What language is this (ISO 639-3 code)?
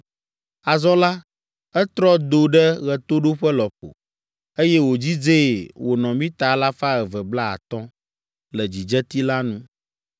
ewe